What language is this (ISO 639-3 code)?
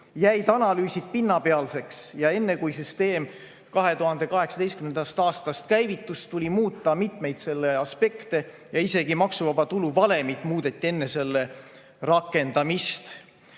est